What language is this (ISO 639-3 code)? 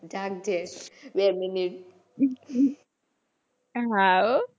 guj